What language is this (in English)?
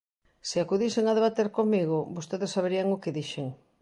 Galician